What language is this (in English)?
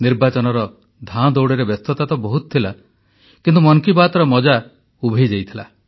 Odia